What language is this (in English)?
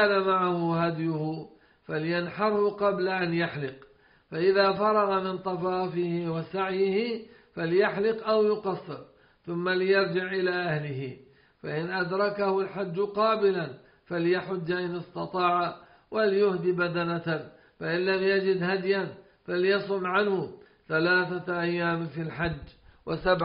Arabic